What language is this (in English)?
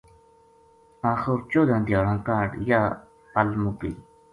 Gujari